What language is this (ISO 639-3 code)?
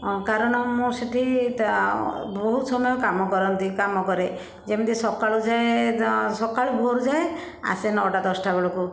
ori